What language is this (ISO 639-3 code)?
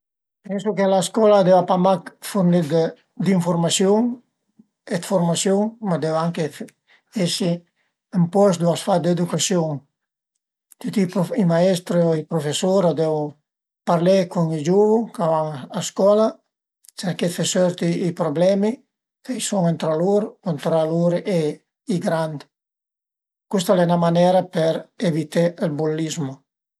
pms